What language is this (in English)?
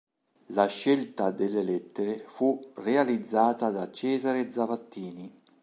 Italian